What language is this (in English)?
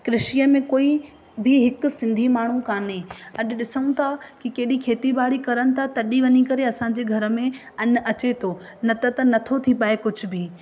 Sindhi